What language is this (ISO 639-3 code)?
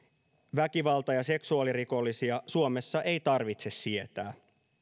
fin